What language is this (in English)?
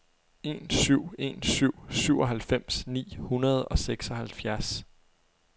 Danish